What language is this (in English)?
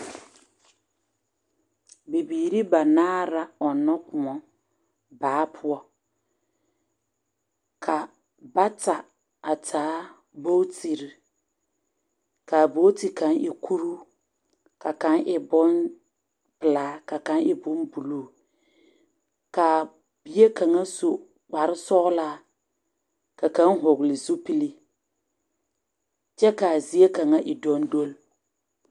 Southern Dagaare